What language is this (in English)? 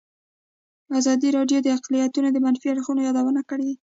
Pashto